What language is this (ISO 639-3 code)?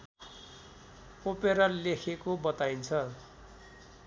nep